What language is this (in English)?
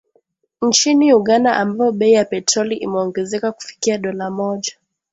Swahili